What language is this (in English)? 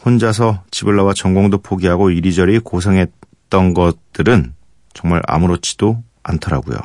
Korean